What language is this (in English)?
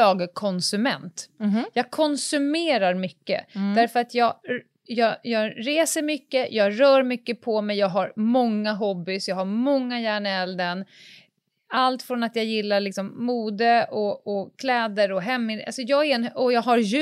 Swedish